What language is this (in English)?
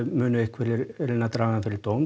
Icelandic